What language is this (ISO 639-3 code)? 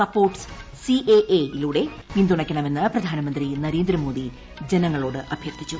mal